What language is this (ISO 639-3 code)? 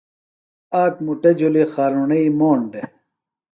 phl